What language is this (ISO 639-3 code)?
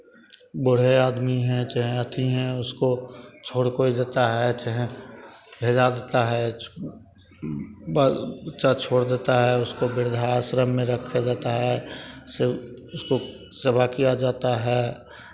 hin